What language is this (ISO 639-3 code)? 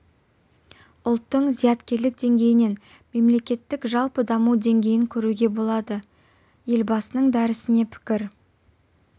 kaz